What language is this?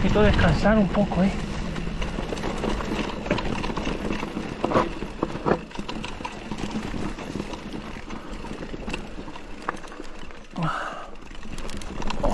Spanish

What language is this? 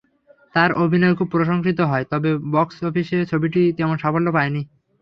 Bangla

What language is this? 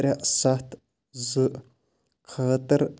Kashmiri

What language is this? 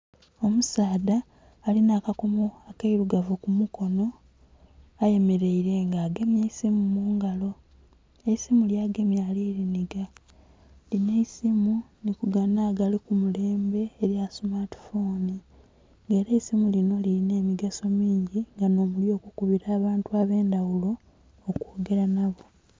Soga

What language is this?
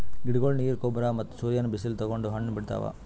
Kannada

